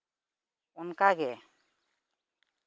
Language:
Santali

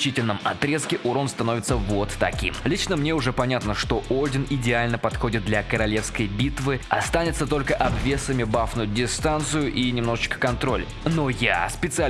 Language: Russian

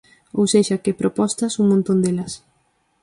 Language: Galician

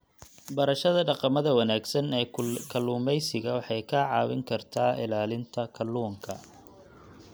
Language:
Somali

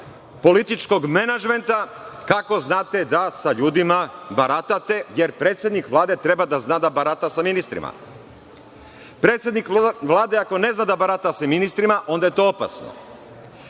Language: Serbian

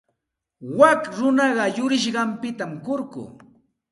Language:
Santa Ana de Tusi Pasco Quechua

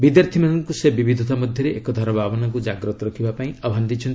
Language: Odia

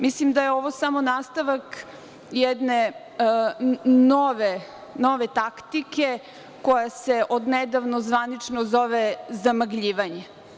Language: Serbian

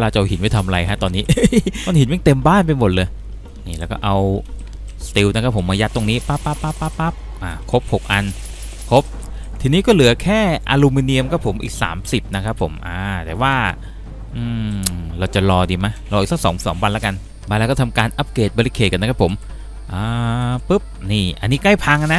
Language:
Thai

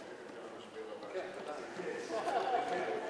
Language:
Hebrew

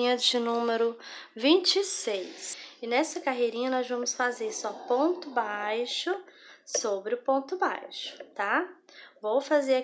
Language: Portuguese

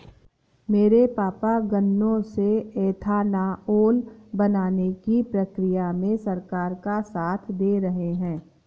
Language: Hindi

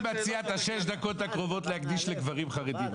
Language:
Hebrew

